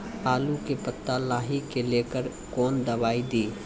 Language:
Maithili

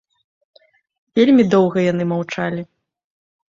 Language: Belarusian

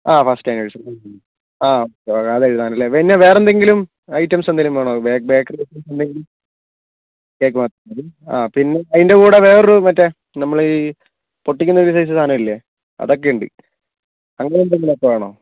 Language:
Malayalam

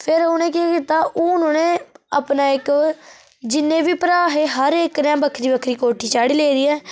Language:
Dogri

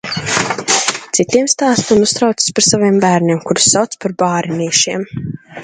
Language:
Latvian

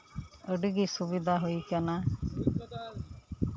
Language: Santali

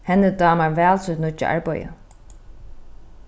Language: Faroese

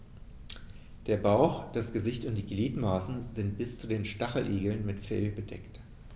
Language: German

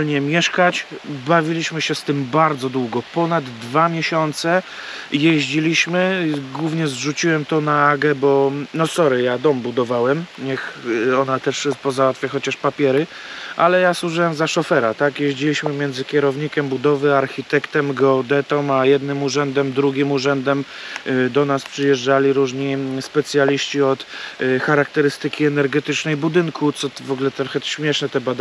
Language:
Polish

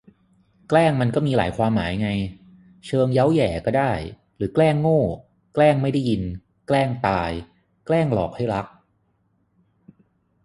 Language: Thai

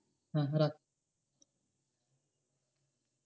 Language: Bangla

